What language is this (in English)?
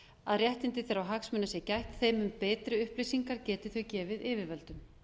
Icelandic